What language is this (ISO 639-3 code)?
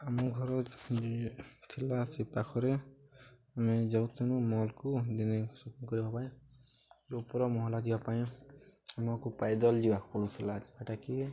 ori